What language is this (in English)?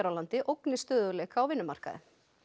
Icelandic